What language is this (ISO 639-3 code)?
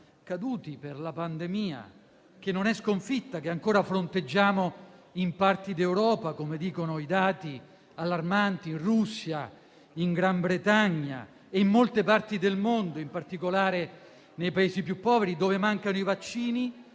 ita